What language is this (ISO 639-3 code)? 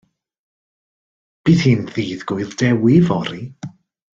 cym